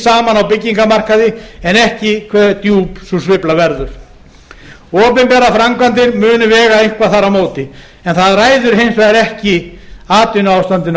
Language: Icelandic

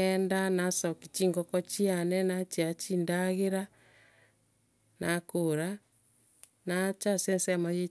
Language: Gusii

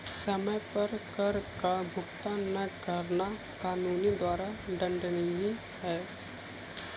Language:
Hindi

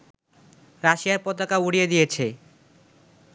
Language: Bangla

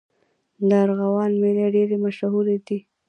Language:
Pashto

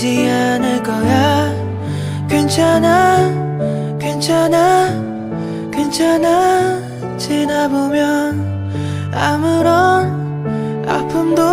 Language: Korean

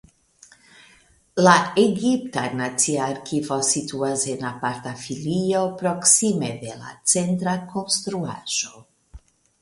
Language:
Esperanto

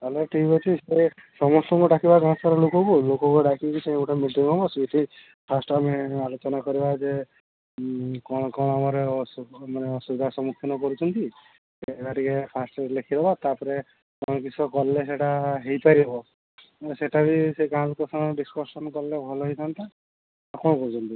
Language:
Odia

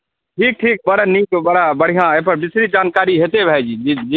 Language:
Maithili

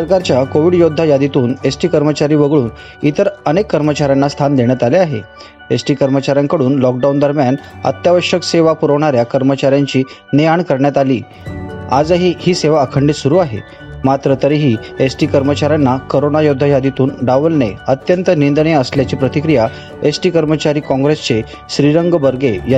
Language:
Marathi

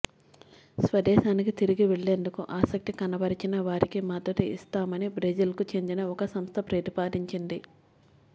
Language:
Telugu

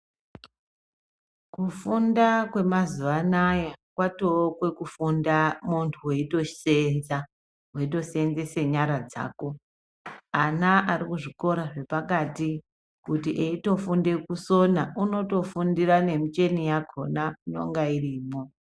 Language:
Ndau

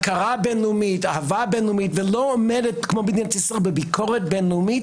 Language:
Hebrew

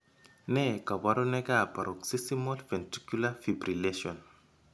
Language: Kalenjin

